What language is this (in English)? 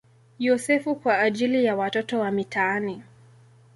Swahili